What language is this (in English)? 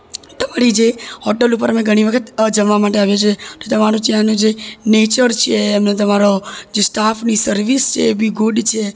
Gujarati